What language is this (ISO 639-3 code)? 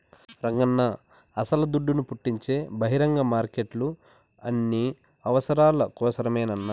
tel